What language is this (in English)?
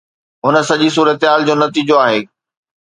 Sindhi